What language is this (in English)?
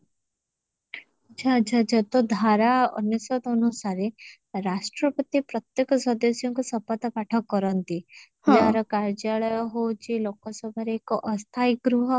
Odia